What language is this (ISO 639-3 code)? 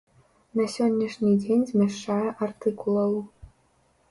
bel